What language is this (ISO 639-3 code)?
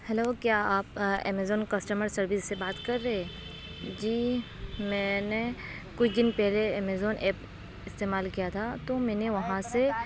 urd